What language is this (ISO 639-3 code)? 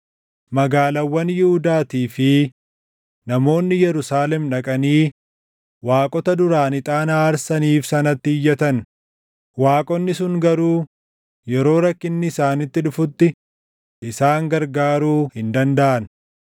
orm